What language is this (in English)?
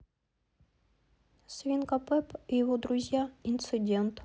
Russian